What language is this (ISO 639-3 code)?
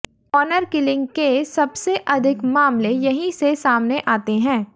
hin